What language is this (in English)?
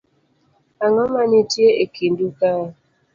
Luo (Kenya and Tanzania)